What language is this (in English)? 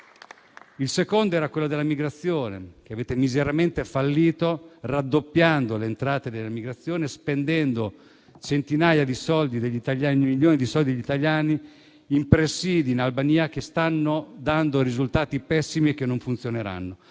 Italian